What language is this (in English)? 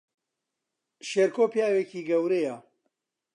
Central Kurdish